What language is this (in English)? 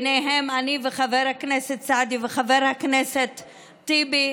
Hebrew